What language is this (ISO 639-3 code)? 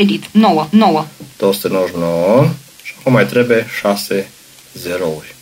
ron